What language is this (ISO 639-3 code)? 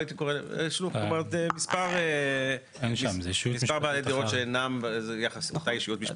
heb